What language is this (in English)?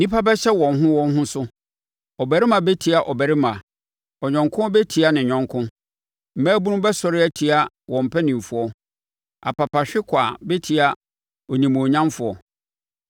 Akan